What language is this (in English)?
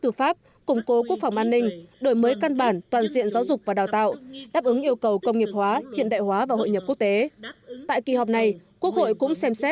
Vietnamese